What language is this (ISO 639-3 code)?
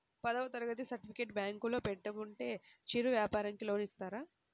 tel